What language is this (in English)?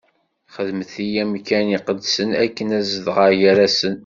Kabyle